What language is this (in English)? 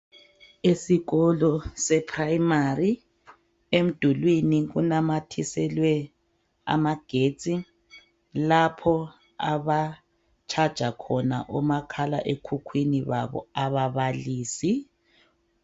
North Ndebele